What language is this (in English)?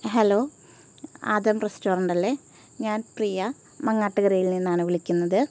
Malayalam